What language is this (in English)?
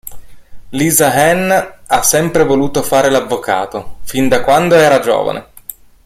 Italian